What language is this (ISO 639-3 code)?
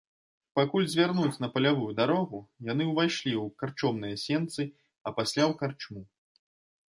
bel